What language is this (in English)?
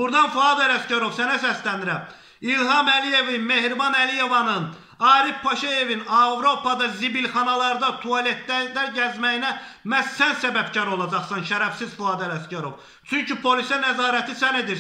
Turkish